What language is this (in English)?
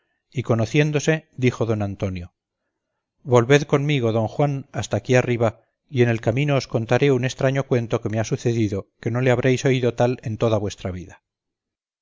Spanish